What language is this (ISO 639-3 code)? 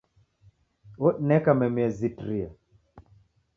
dav